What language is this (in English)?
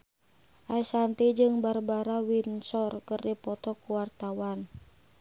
Sundanese